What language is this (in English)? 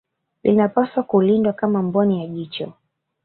Swahili